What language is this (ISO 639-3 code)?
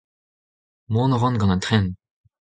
bre